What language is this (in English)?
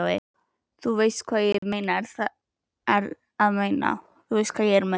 Icelandic